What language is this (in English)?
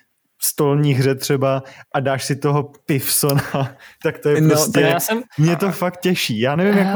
Czech